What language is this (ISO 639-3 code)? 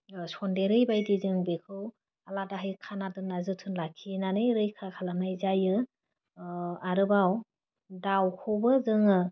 brx